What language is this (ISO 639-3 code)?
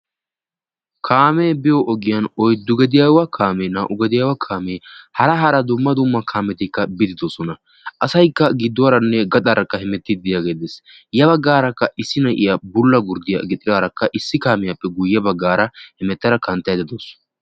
wal